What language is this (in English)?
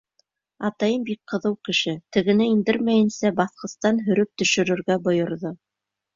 Bashkir